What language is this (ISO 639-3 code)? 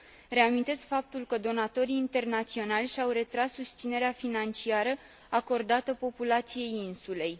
ron